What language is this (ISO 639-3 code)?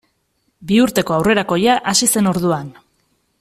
eus